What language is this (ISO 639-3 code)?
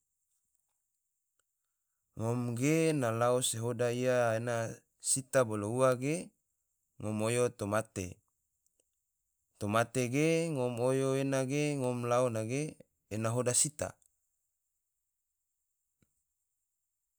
tvo